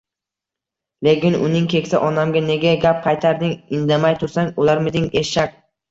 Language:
Uzbek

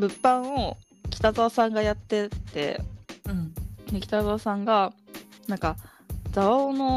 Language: Japanese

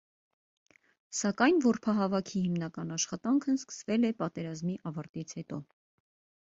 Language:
Armenian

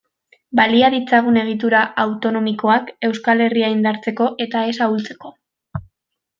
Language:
Basque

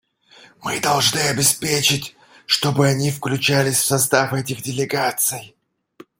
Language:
Russian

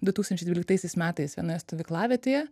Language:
Lithuanian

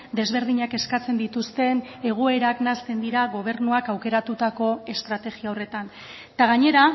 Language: Basque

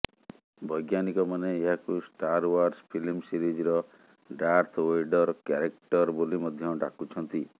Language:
Odia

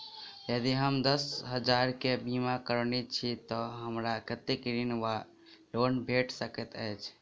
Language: Maithili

